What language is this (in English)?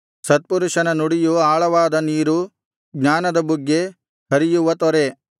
Kannada